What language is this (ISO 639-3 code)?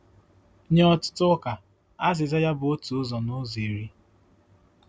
ibo